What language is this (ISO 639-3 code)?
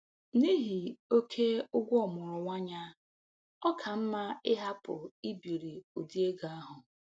ibo